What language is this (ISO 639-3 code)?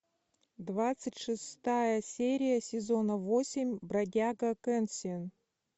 rus